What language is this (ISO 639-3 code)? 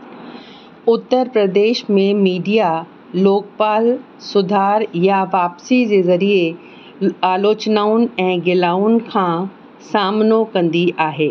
snd